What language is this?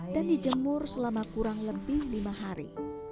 Indonesian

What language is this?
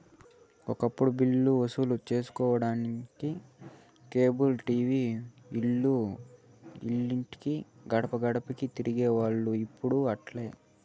Telugu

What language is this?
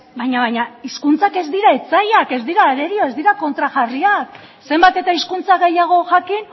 Basque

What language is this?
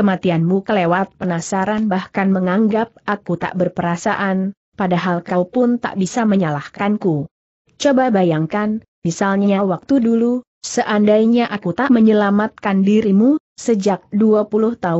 Indonesian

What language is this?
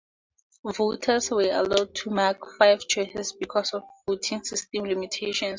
English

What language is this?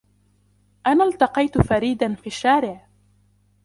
Arabic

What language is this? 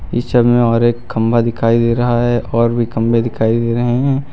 Hindi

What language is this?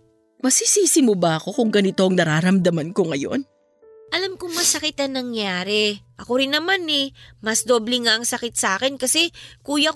Filipino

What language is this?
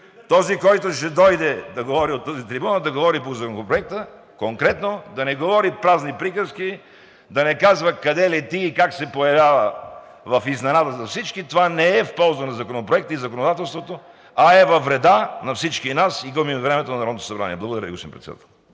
Bulgarian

